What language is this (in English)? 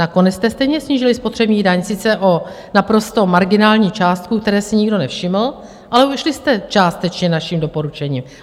Czech